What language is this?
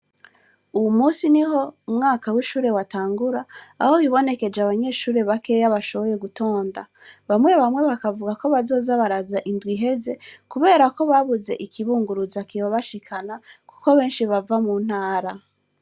Rundi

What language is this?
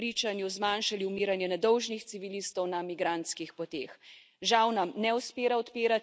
Slovenian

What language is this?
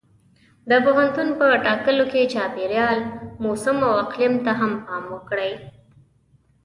Pashto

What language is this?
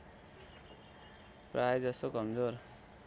Nepali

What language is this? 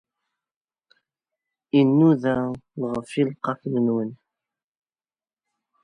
Kabyle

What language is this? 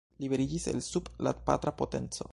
Esperanto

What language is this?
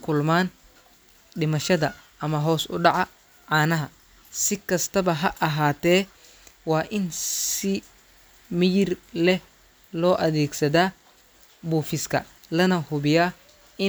Somali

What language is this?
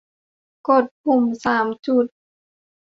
Thai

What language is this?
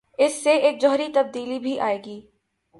Urdu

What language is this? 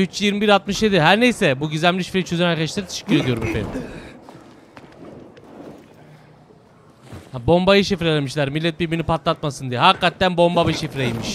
Turkish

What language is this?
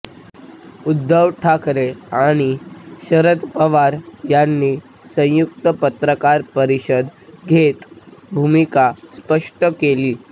Marathi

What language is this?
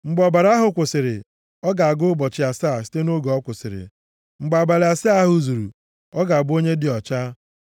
Igbo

